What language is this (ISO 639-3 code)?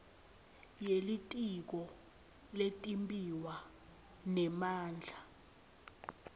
ssw